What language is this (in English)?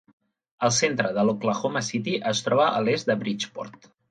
Catalan